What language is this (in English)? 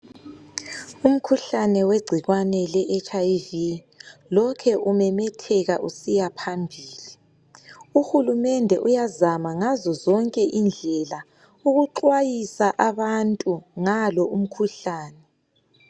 North Ndebele